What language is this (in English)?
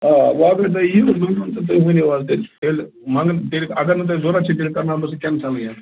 Kashmiri